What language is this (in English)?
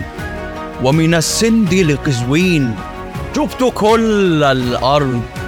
Arabic